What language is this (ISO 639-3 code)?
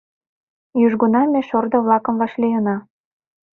chm